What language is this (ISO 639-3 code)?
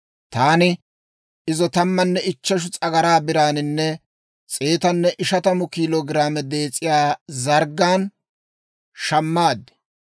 dwr